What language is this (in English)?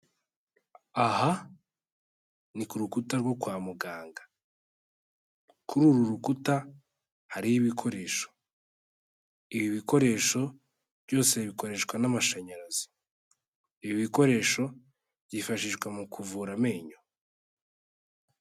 Kinyarwanda